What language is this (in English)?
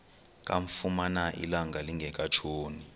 Xhosa